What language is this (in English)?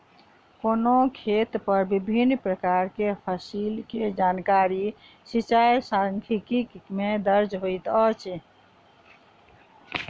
Maithili